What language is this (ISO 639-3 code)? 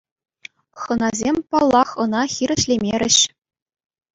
chv